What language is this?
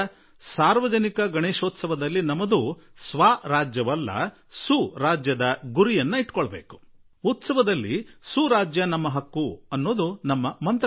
Kannada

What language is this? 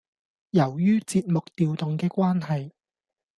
Cantonese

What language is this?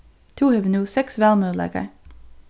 Faroese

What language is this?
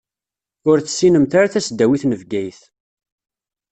Kabyle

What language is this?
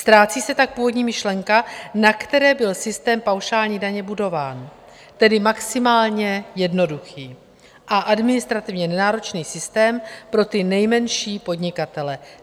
Czech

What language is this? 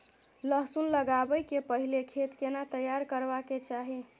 Maithili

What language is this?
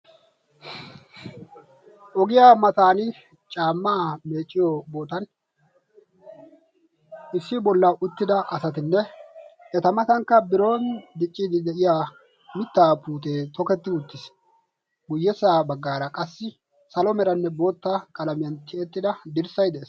Wolaytta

